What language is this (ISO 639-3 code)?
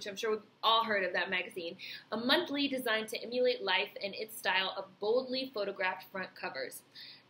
eng